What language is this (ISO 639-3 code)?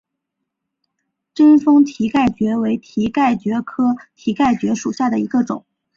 zho